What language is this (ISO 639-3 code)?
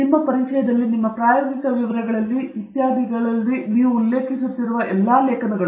kan